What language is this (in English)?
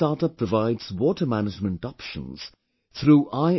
English